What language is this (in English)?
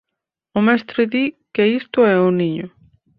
Galician